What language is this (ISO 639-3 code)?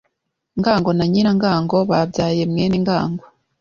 kin